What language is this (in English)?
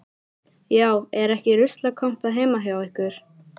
Icelandic